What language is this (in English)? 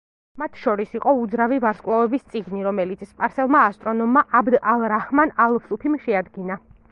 Georgian